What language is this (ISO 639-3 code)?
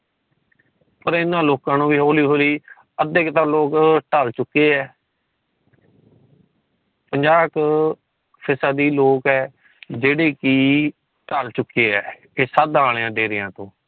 pan